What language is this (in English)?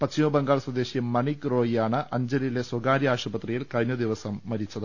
Malayalam